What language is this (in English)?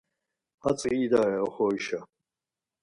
Laz